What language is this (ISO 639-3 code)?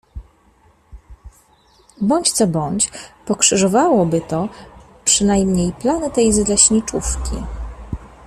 pol